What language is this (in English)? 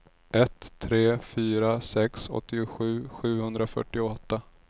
Swedish